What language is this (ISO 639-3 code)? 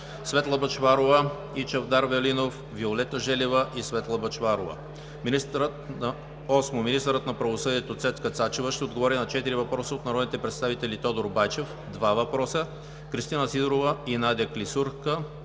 bul